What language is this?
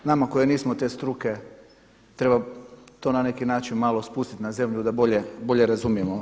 Croatian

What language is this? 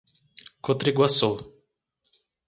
Portuguese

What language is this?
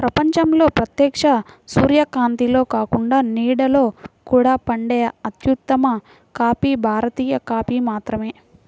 Telugu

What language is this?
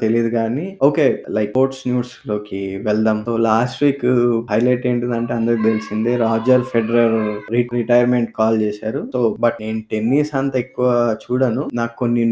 Telugu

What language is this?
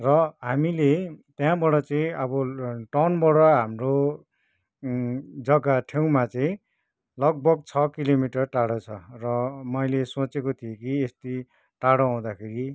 Nepali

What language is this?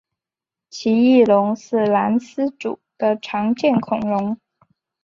Chinese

